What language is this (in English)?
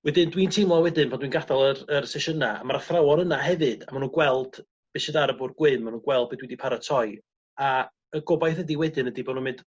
Welsh